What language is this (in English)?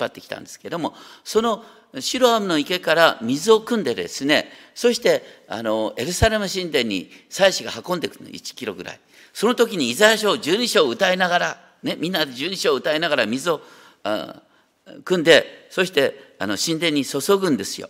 Japanese